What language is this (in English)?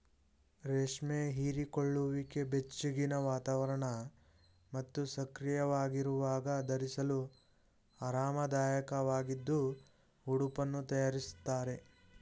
Kannada